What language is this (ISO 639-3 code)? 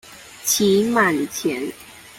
zho